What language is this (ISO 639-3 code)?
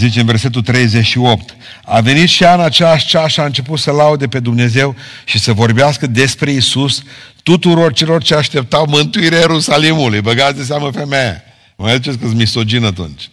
ron